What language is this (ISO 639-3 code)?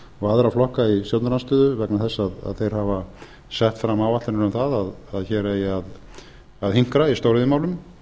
isl